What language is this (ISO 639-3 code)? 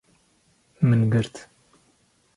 kur